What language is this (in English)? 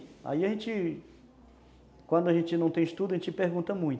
Portuguese